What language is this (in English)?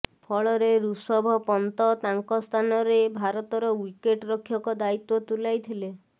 Odia